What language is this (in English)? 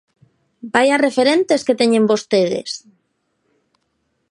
Galician